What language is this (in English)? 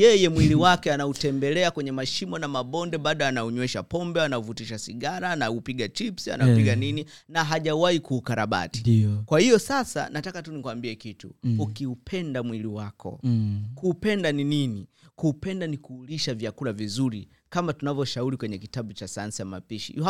Swahili